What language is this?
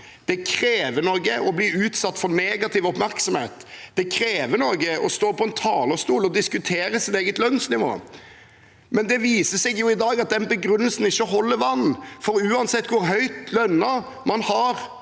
Norwegian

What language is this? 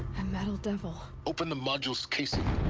English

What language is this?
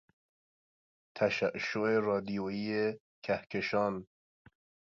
Persian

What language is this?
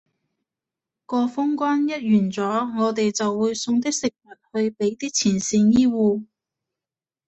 Cantonese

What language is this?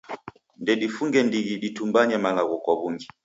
Taita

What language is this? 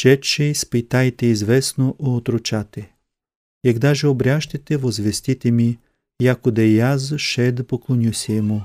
Bulgarian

